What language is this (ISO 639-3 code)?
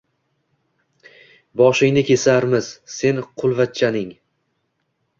uzb